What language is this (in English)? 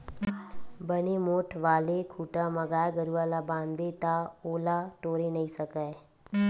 Chhattisgarhi